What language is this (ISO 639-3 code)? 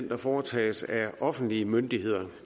dan